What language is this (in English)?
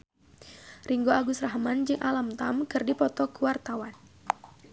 Sundanese